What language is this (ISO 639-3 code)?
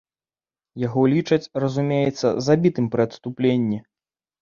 bel